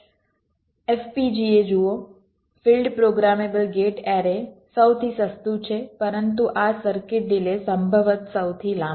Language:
Gujarati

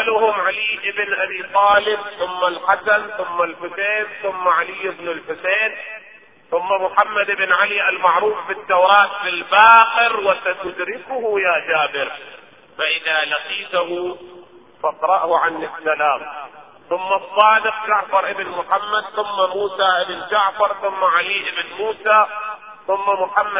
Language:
Arabic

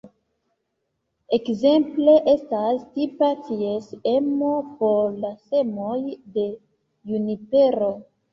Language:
Esperanto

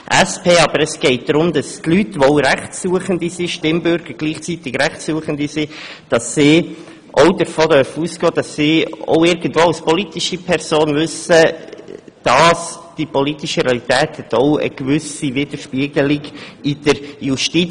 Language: Swiss German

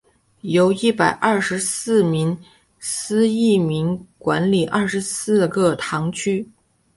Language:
Chinese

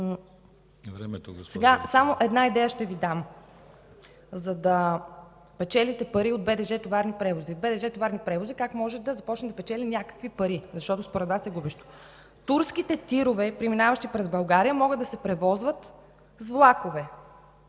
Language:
Bulgarian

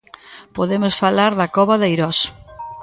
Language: Galician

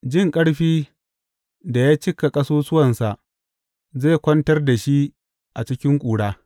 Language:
Hausa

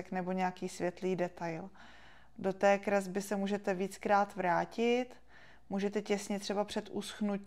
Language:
Czech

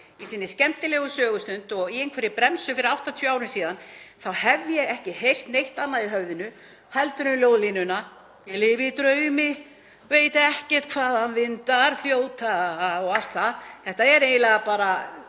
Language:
Icelandic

